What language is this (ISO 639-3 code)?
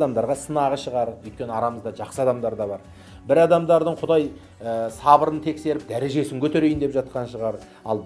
tur